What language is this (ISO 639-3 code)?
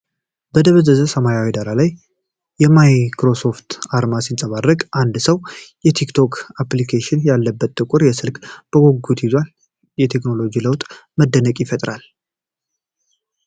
amh